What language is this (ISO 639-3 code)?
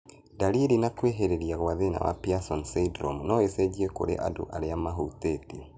kik